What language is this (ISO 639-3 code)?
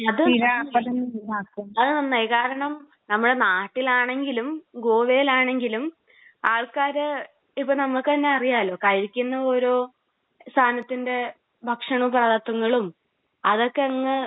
mal